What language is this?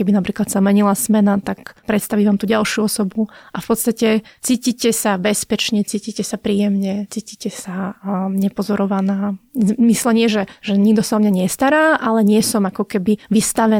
Slovak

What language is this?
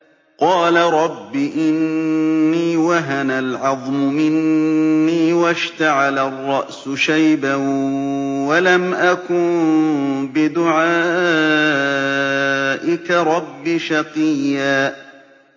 Arabic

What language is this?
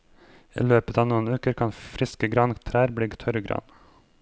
Norwegian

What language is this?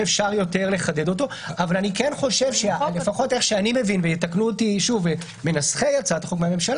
Hebrew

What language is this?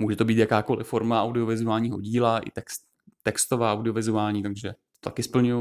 Czech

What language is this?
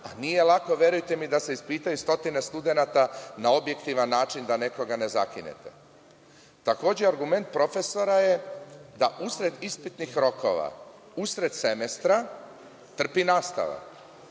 Serbian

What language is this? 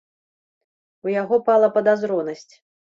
Belarusian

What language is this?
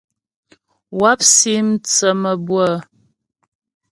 Ghomala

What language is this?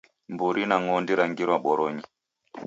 Taita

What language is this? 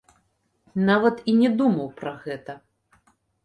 Belarusian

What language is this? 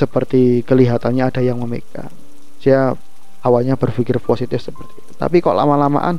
Indonesian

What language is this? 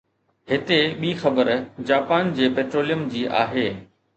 Sindhi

